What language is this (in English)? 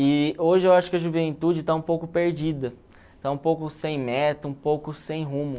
Portuguese